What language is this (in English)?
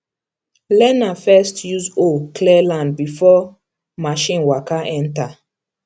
Nigerian Pidgin